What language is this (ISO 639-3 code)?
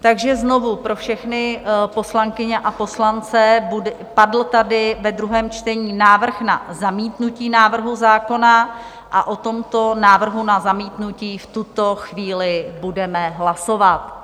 ces